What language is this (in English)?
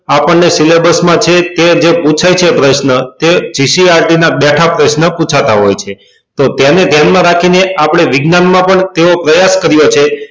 Gujarati